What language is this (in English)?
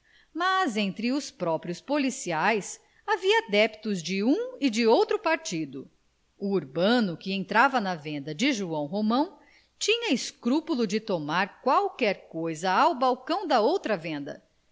Portuguese